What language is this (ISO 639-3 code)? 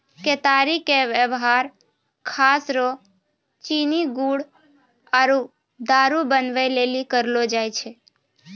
mai